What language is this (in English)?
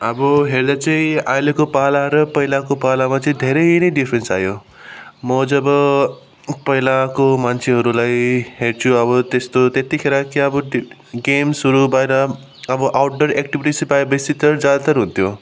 Nepali